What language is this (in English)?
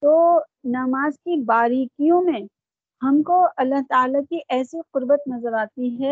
Urdu